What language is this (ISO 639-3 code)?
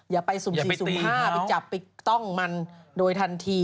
tha